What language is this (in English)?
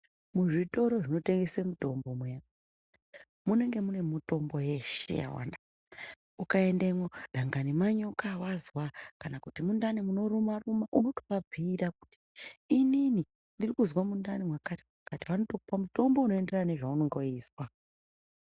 Ndau